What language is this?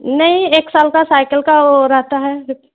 Hindi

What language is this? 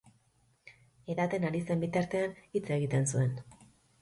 Basque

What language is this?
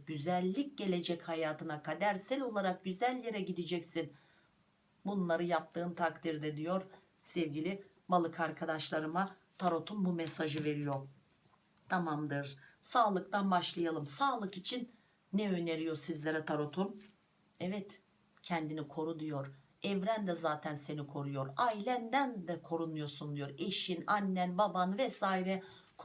Turkish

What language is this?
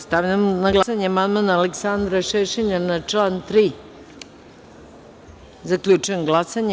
Serbian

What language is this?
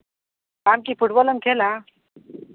Santali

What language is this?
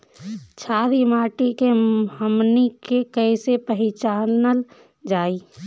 Bhojpuri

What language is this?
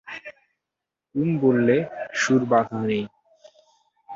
Bangla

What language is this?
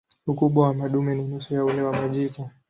Swahili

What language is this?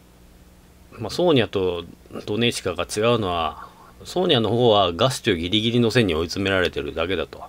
Japanese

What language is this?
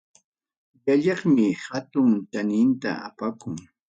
Ayacucho Quechua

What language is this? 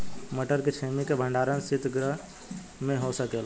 Bhojpuri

